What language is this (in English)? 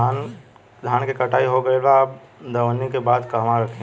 Bhojpuri